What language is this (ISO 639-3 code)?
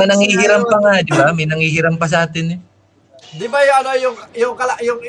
fil